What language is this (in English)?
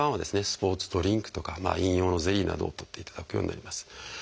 Japanese